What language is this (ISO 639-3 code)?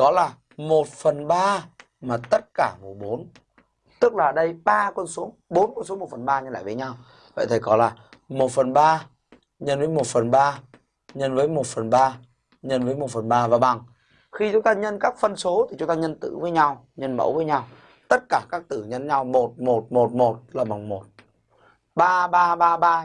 vie